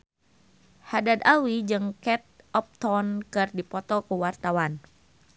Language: Sundanese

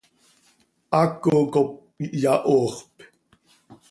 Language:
Seri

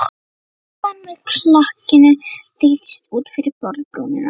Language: Icelandic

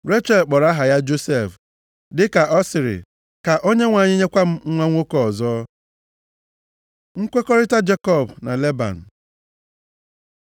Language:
Igbo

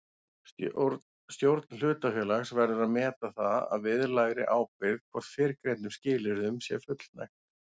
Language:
Icelandic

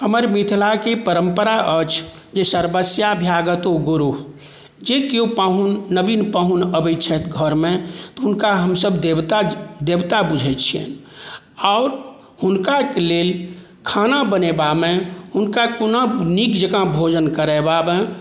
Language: Maithili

